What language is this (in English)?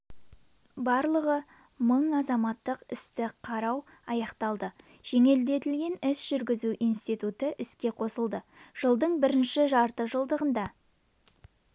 Kazakh